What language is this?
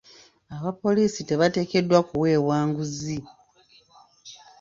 Ganda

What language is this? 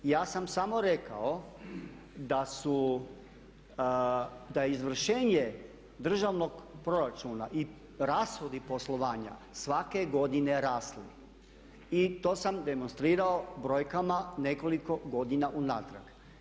Croatian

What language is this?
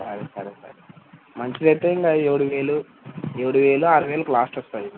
Telugu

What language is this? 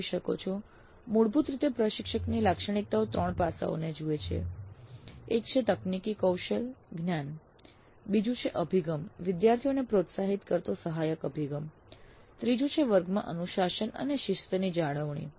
Gujarati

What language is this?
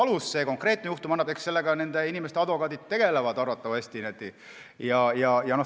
Estonian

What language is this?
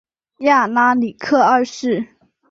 Chinese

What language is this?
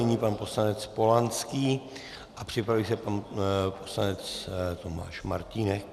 Czech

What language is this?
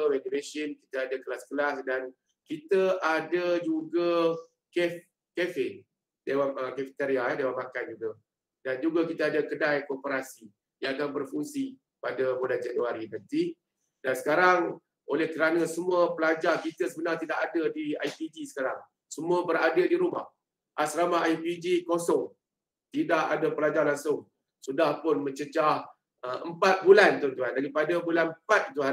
Malay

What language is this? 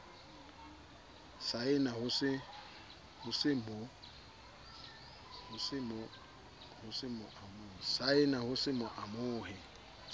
Southern Sotho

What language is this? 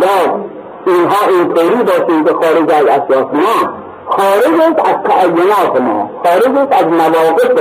Persian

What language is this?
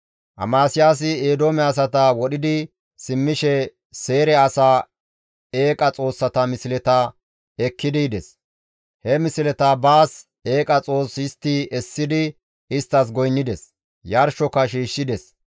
Gamo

